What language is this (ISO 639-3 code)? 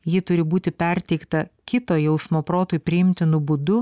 lit